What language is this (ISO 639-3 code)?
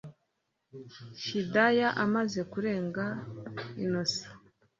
kin